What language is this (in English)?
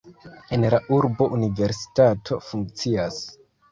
Esperanto